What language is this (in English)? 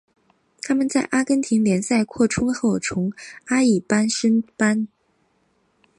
Chinese